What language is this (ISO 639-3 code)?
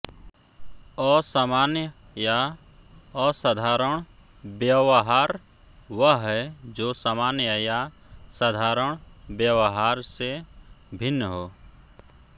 hin